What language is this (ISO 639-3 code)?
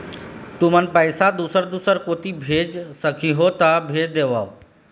hne